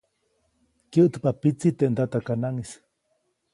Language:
Copainalá Zoque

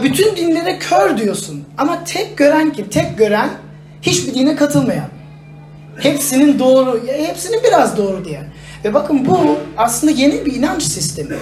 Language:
Turkish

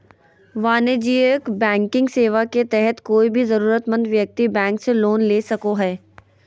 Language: Magahi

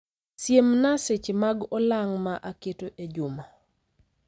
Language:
Luo (Kenya and Tanzania)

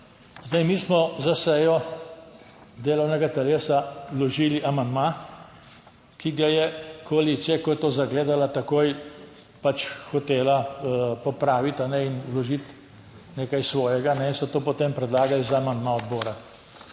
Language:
Slovenian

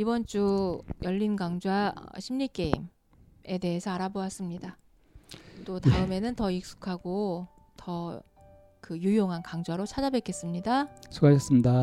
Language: Korean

